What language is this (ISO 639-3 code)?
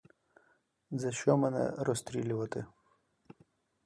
ukr